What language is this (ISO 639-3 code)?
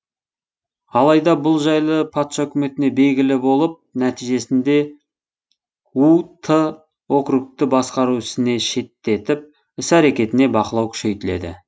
kaz